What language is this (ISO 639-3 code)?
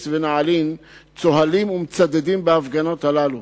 heb